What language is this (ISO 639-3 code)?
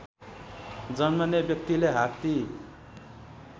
nep